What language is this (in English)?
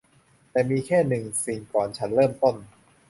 Thai